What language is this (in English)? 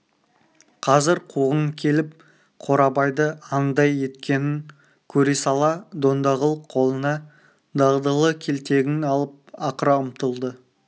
Kazakh